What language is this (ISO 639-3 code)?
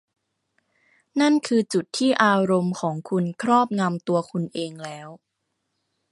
tha